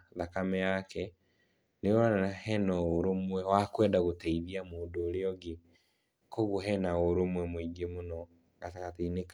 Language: Kikuyu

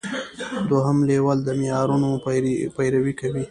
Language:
Pashto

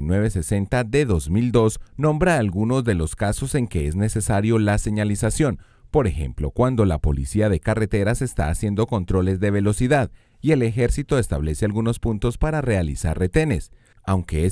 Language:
Spanish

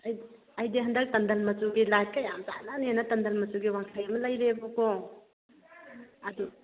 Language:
Manipuri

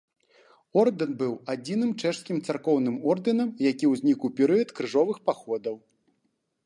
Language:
Belarusian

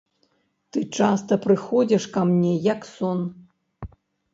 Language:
Belarusian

